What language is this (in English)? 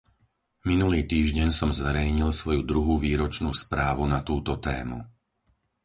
Slovak